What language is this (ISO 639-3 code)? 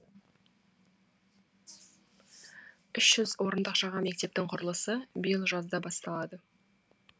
kaz